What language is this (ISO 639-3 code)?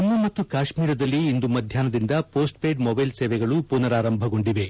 kan